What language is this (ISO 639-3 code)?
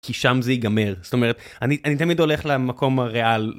heb